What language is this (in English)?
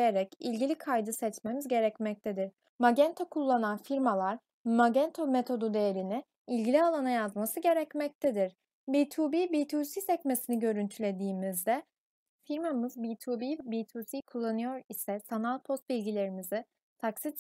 Turkish